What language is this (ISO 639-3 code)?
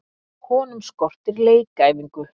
isl